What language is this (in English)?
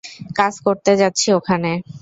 Bangla